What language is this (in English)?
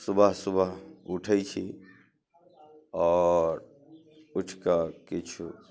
Maithili